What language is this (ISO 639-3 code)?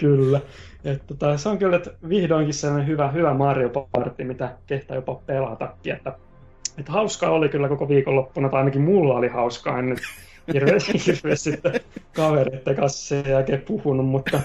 fin